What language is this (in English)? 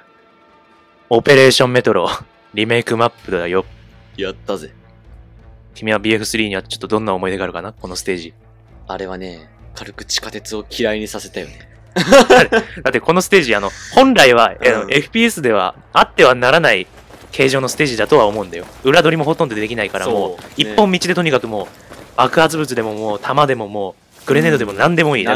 Japanese